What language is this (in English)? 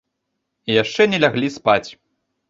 Belarusian